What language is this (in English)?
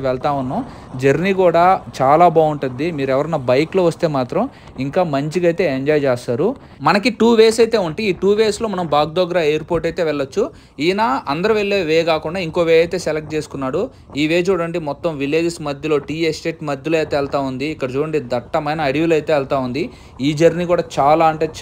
Telugu